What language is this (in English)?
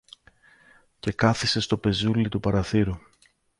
Greek